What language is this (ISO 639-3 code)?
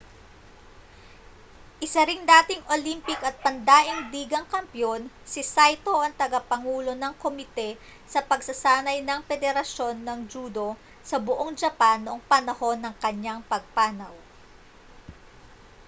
fil